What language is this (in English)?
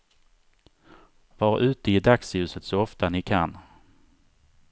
Swedish